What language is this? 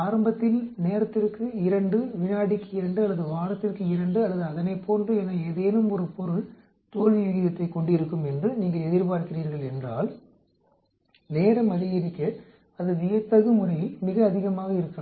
Tamil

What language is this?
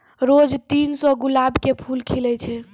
Maithili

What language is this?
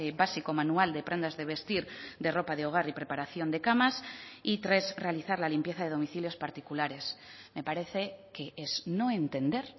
Spanish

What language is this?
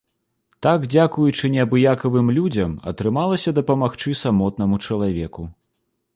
Belarusian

